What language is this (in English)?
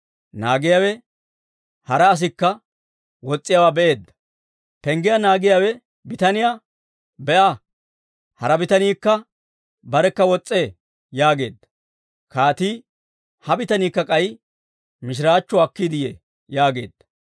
Dawro